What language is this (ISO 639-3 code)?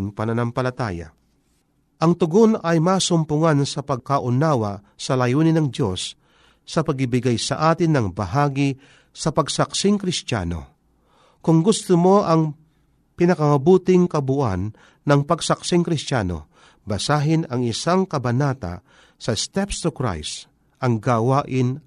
fil